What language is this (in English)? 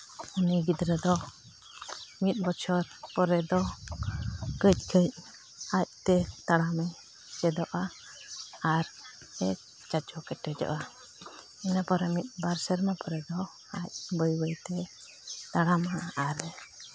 Santali